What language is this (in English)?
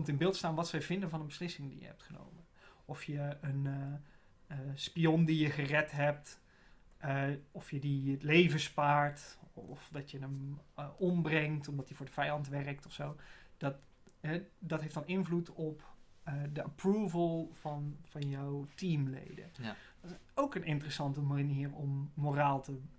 Dutch